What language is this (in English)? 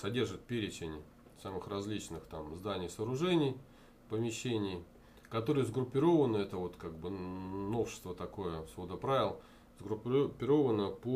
Russian